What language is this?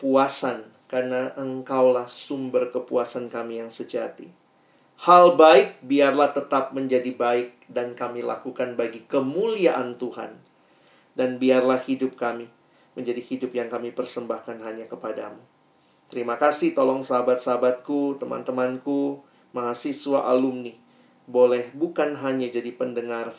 Indonesian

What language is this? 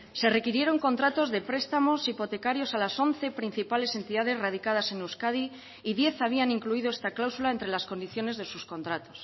Spanish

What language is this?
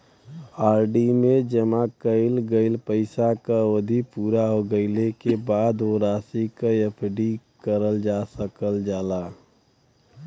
Bhojpuri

